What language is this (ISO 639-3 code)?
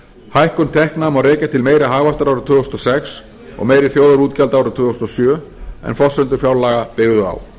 isl